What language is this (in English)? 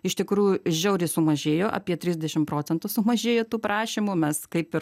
Lithuanian